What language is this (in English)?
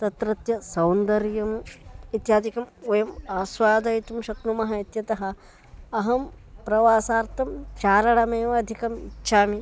Sanskrit